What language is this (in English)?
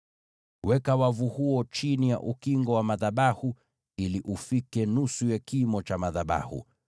Swahili